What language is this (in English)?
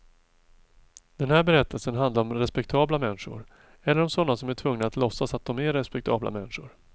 Swedish